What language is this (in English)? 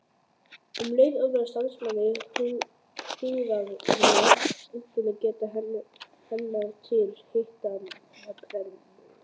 Icelandic